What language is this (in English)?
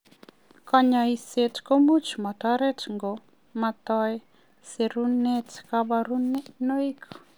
Kalenjin